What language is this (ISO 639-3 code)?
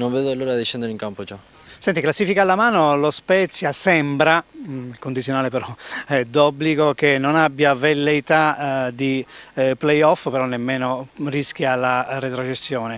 ita